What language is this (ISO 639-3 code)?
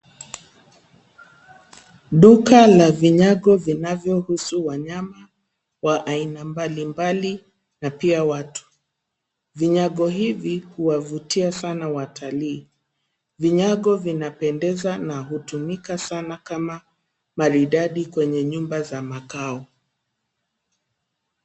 swa